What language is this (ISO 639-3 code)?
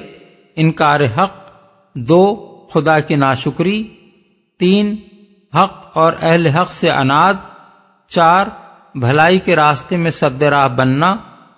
urd